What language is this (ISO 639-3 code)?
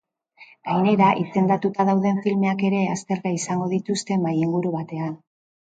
eus